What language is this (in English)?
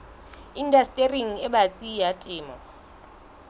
Southern Sotho